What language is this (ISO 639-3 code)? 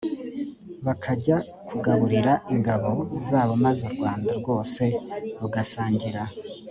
kin